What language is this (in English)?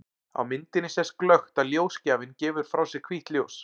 Icelandic